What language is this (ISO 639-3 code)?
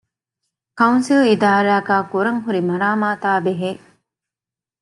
div